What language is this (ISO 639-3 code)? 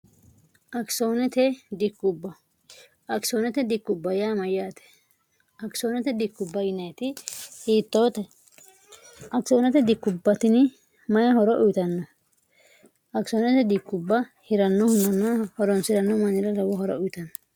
sid